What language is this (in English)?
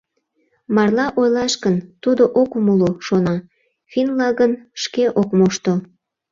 Mari